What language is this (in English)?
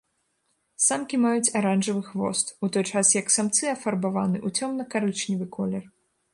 Belarusian